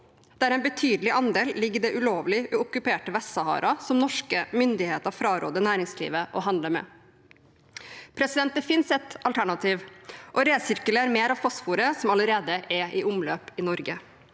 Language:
Norwegian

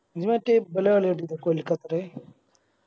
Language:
Malayalam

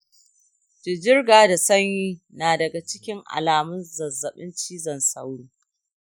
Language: Hausa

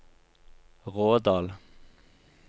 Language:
Norwegian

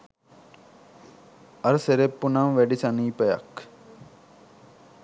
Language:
Sinhala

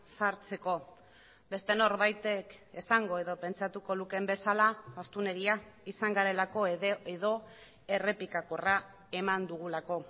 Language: Basque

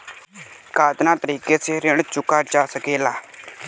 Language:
Bhojpuri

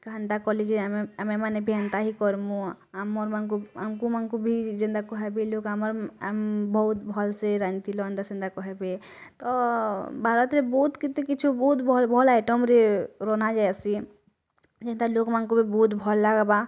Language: Odia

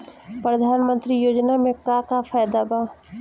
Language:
Bhojpuri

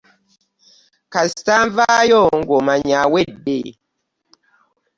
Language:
Ganda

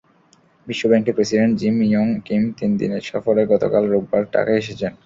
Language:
Bangla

